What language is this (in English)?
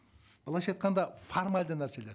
Kazakh